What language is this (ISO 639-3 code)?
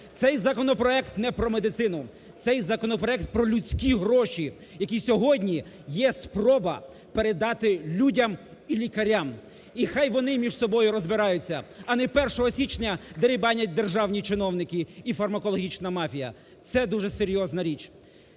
ukr